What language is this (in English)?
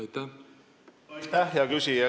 Estonian